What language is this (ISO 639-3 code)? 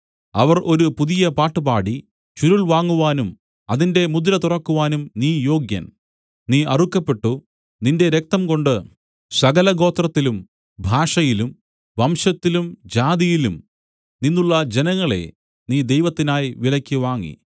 mal